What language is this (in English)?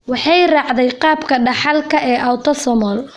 Somali